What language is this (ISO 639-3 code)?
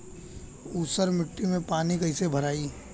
bho